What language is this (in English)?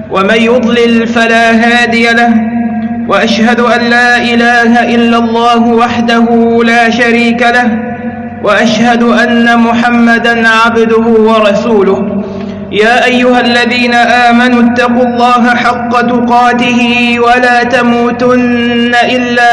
Arabic